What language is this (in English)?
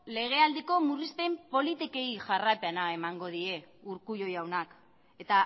Basque